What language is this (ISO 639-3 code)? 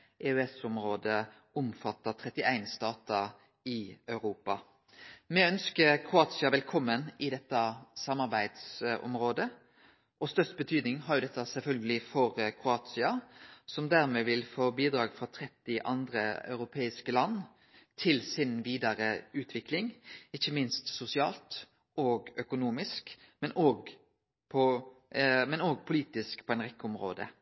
nno